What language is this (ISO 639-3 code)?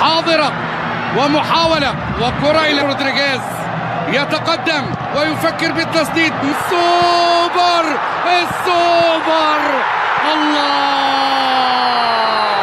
ara